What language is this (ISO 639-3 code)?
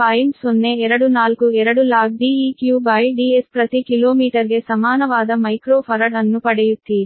kan